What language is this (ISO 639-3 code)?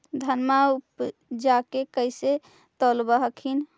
mag